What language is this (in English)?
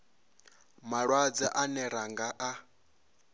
Venda